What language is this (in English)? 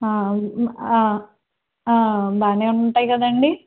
Telugu